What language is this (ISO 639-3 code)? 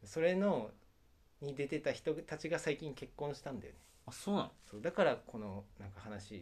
jpn